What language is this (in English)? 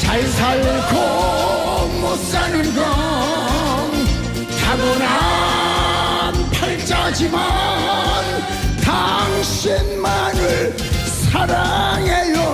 Korean